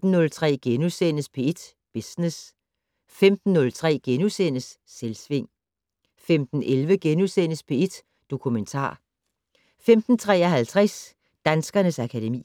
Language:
Danish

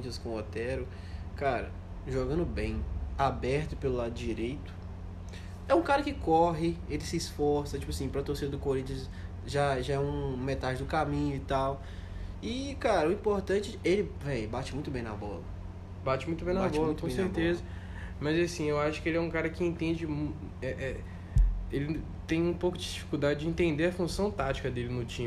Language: Portuguese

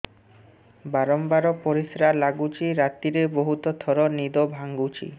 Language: Odia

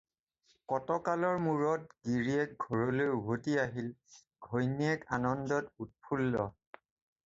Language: Assamese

